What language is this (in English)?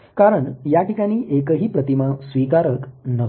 Marathi